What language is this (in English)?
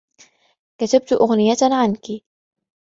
Arabic